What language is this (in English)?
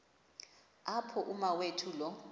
Xhosa